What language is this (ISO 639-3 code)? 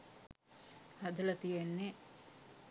sin